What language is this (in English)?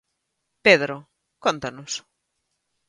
Galician